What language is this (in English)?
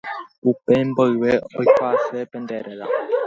Guarani